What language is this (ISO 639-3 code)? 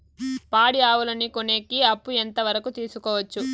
tel